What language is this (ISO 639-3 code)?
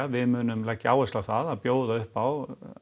isl